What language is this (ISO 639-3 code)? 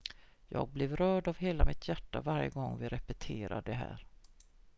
swe